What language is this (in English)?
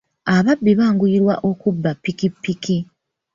Ganda